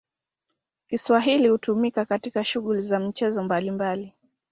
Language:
Swahili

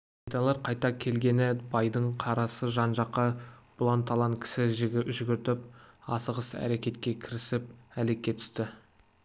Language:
Kazakh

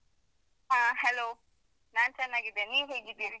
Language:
Kannada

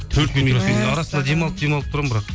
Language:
Kazakh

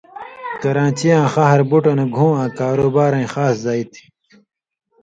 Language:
Indus Kohistani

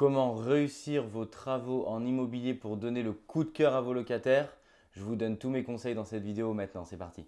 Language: French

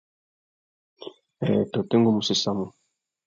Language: Tuki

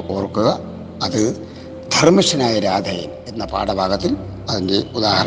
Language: Malayalam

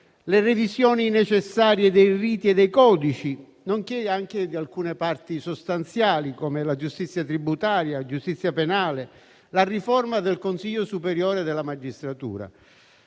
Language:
Italian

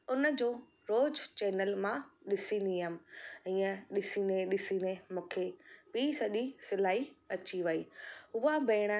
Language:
Sindhi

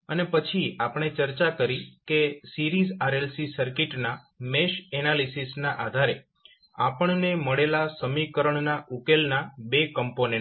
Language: Gujarati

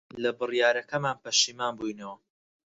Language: Central Kurdish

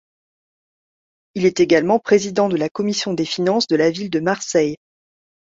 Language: French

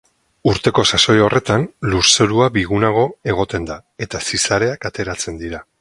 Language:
Basque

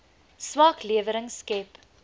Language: Afrikaans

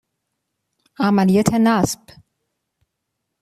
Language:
Persian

